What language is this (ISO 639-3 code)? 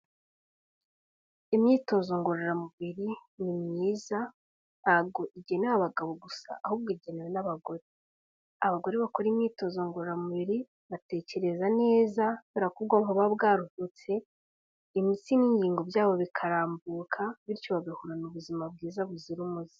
kin